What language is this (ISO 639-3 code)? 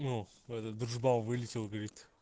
rus